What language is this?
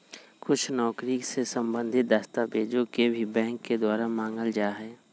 Magahi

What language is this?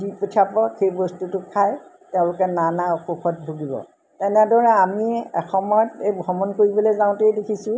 Assamese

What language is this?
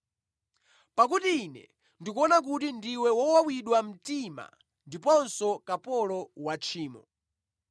Nyanja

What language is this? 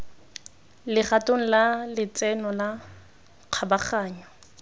Tswana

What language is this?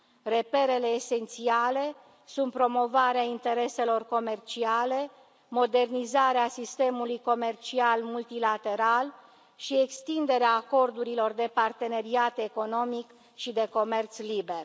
Romanian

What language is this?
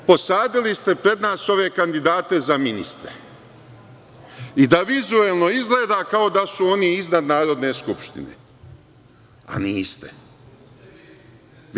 Serbian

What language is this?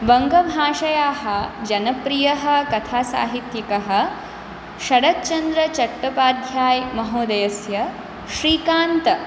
Sanskrit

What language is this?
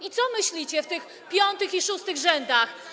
Polish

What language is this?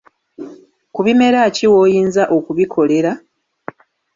Ganda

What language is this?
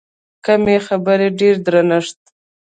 Pashto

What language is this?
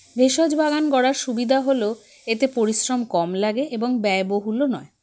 Bangla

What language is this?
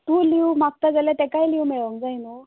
Konkani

